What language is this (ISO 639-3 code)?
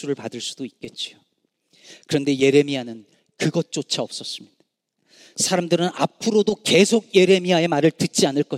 kor